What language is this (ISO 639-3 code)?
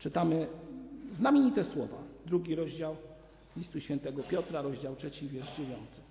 pol